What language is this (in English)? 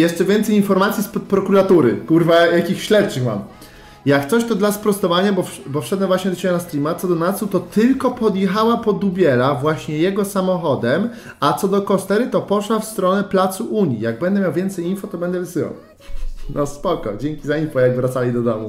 Polish